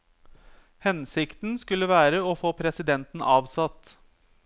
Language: Norwegian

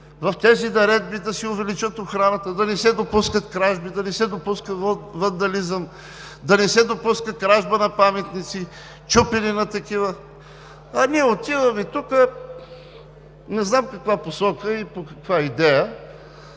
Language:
Bulgarian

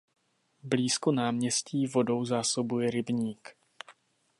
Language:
Czech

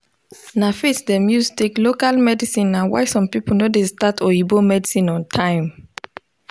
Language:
Nigerian Pidgin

